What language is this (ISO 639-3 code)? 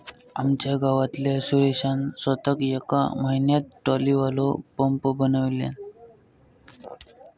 mar